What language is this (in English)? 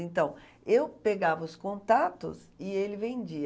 Portuguese